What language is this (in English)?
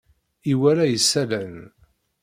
Kabyle